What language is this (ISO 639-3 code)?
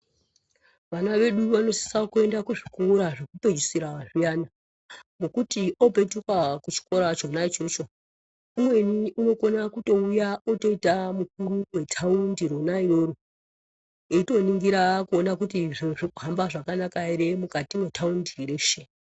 ndc